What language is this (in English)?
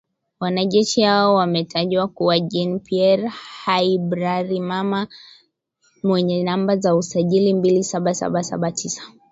Swahili